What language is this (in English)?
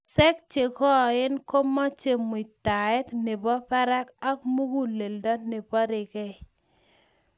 Kalenjin